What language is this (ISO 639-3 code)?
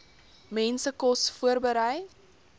afr